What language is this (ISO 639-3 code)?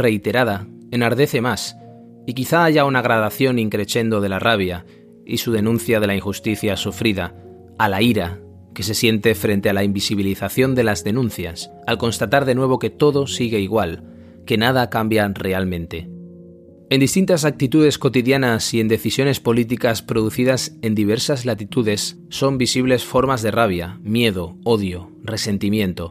spa